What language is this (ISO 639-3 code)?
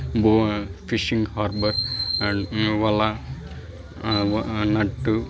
tel